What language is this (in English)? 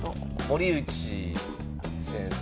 Japanese